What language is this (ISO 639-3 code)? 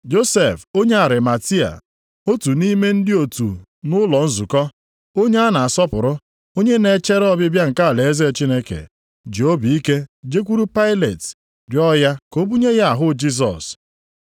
ibo